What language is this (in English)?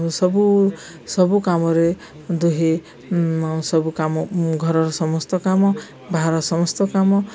Odia